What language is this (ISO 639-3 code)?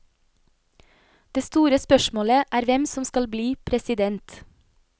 nor